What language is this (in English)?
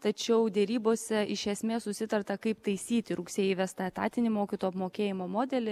Lithuanian